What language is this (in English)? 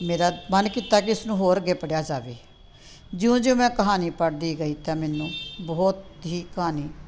Punjabi